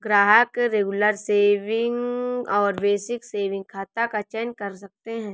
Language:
Hindi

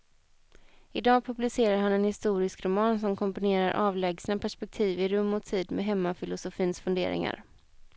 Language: Swedish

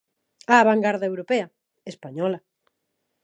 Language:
Galician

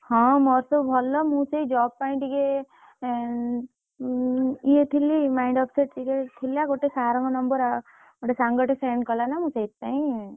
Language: Odia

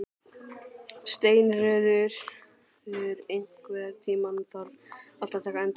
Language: Icelandic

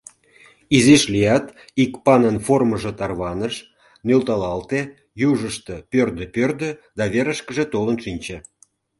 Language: Mari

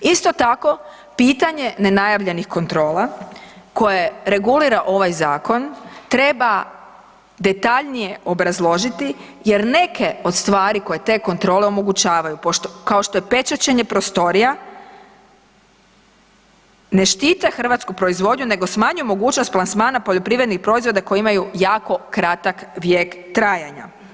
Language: Croatian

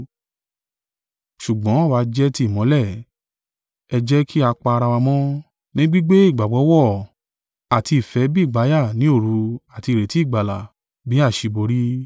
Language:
Yoruba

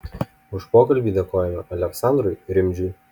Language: Lithuanian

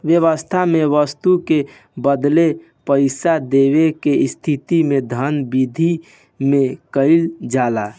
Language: Bhojpuri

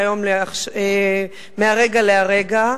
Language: Hebrew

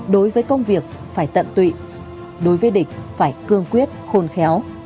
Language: Vietnamese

